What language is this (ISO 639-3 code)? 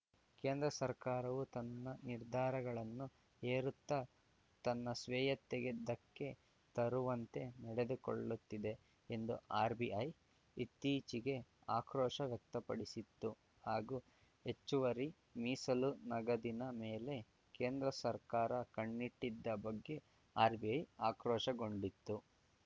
kan